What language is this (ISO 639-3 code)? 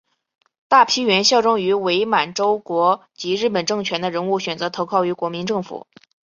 zho